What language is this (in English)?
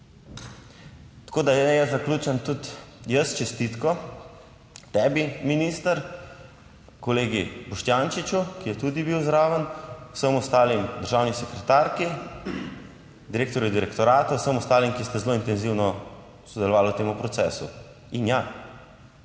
Slovenian